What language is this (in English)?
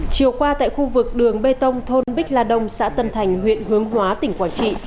Vietnamese